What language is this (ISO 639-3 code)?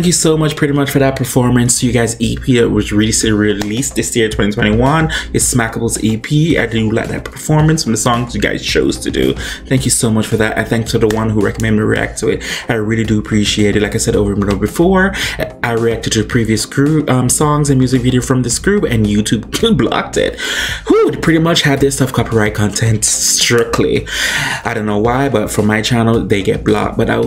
eng